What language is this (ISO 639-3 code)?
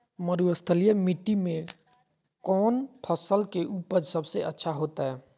mag